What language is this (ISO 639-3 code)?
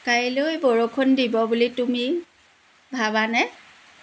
asm